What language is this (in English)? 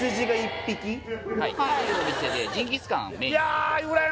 Japanese